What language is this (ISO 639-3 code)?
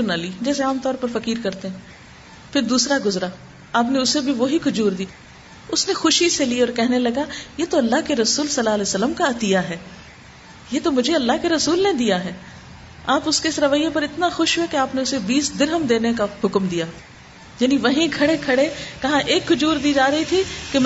urd